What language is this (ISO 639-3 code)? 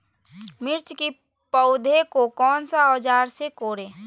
mag